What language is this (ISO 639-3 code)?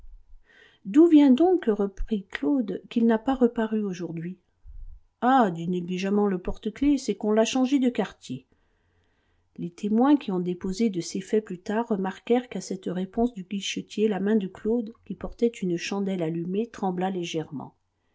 fra